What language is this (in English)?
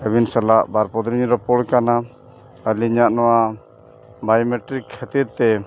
Santali